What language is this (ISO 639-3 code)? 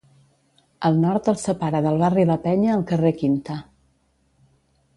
cat